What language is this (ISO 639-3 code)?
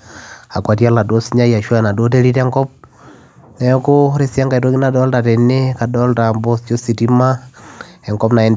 mas